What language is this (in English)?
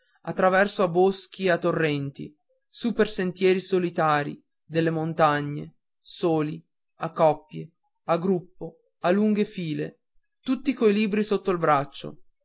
Italian